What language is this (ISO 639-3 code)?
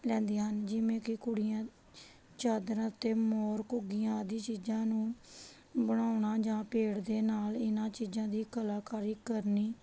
pan